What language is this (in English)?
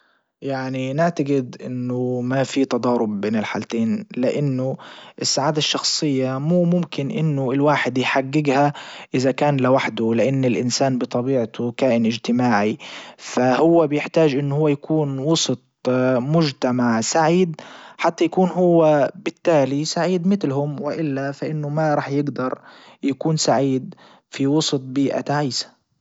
Libyan Arabic